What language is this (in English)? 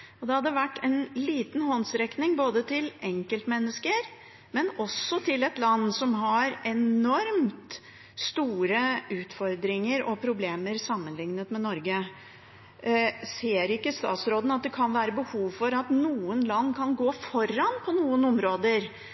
Norwegian Bokmål